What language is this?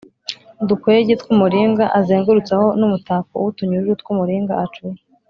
Kinyarwanda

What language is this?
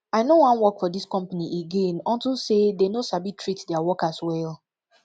Nigerian Pidgin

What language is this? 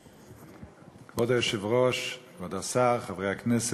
Hebrew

